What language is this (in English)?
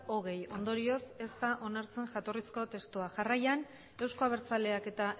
Basque